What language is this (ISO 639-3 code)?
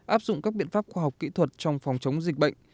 vie